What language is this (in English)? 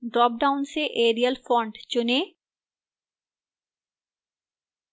Hindi